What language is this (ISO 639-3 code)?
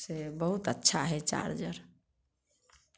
mai